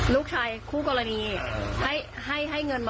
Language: Thai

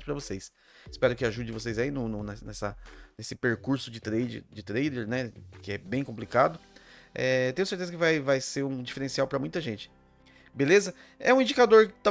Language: Portuguese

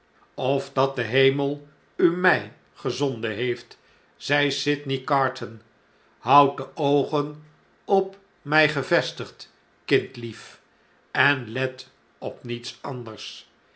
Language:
Dutch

